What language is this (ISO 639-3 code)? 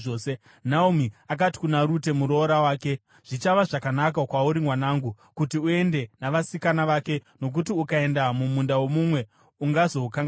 sna